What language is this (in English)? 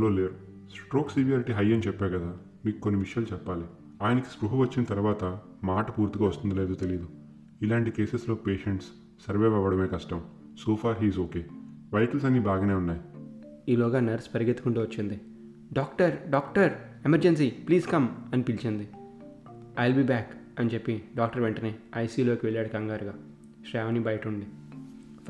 Telugu